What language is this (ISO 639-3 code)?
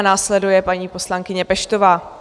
ces